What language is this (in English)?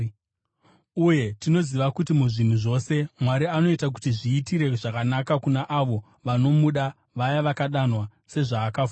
Shona